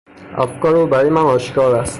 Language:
Persian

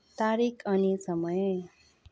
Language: Nepali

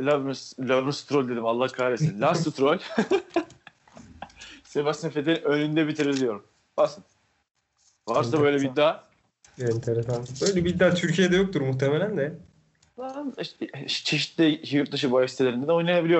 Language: Turkish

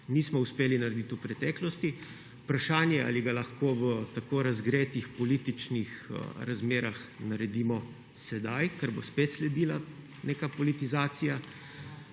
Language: Slovenian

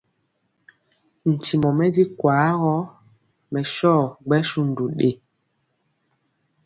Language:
Mpiemo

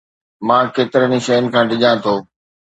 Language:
Sindhi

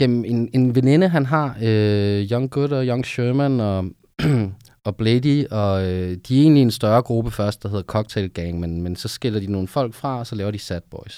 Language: Danish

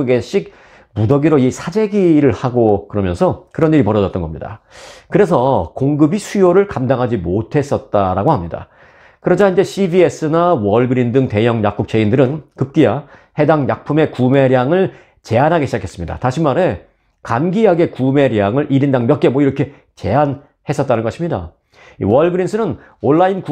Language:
Korean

